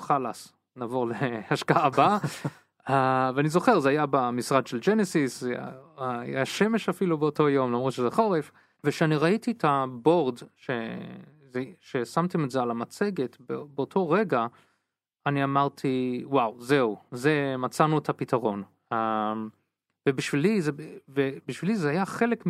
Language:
Hebrew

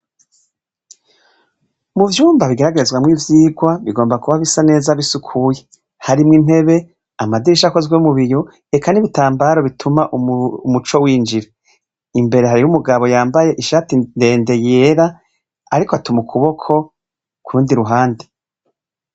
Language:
Rundi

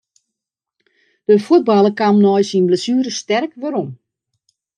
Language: Western Frisian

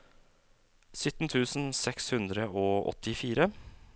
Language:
Norwegian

